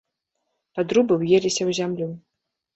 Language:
Belarusian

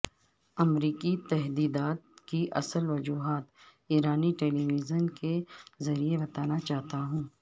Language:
Urdu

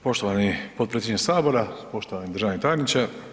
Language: Croatian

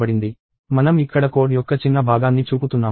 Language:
Telugu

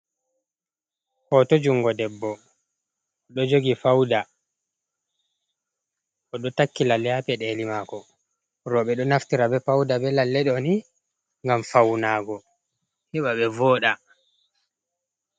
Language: Fula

